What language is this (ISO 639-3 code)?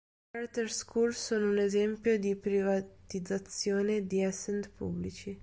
ita